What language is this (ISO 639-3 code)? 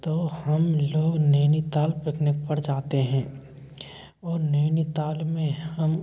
hin